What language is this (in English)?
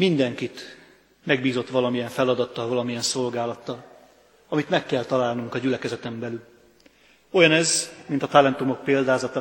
Hungarian